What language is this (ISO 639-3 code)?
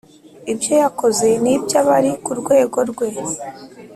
kin